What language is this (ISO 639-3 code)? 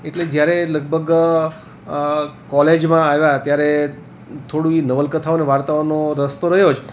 guj